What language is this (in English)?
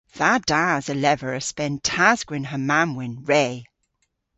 Cornish